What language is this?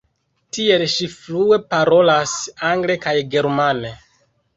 Esperanto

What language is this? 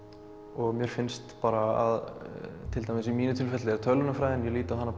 Icelandic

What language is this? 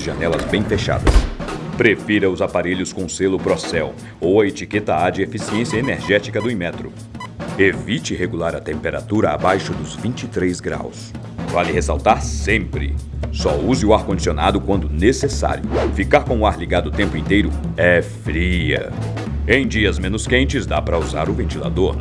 Portuguese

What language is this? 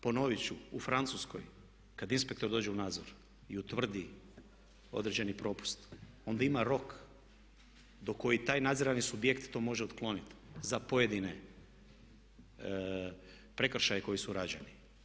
Croatian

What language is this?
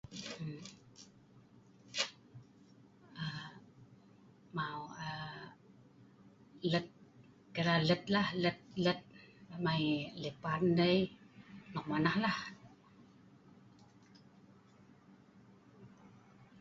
Sa'ban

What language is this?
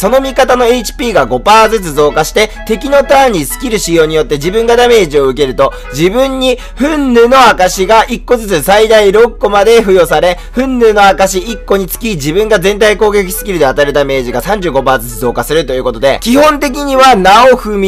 Japanese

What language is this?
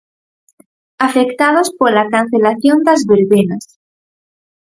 Galician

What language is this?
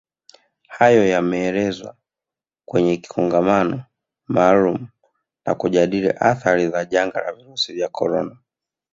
Swahili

